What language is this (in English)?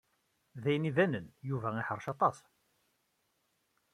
Kabyle